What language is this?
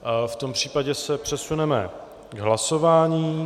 Czech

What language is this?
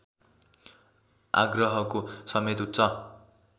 Nepali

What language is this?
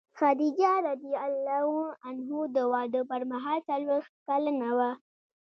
Pashto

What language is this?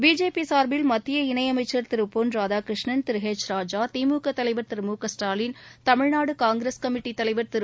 Tamil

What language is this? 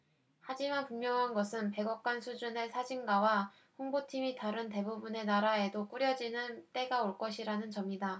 Korean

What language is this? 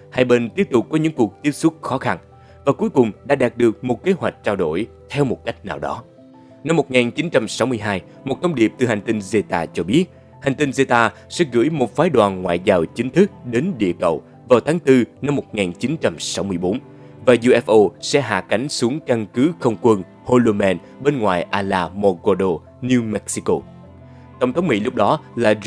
Vietnamese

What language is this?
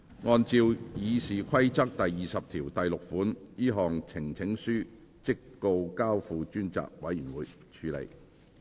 Cantonese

